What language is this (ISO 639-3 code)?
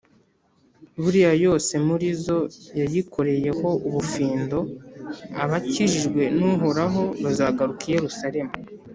kin